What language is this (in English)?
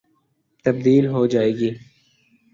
Urdu